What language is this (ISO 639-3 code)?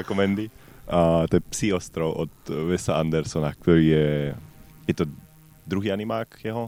slk